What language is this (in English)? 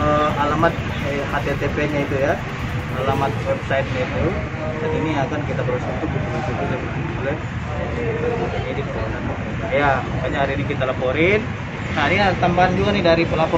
Indonesian